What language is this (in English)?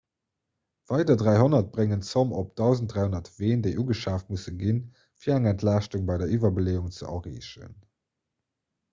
Luxembourgish